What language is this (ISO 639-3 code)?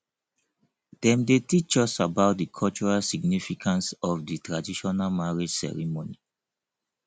pcm